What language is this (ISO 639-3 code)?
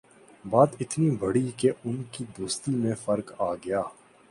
urd